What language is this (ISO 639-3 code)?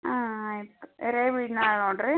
kan